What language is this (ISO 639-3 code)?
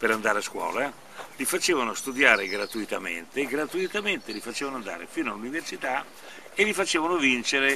ita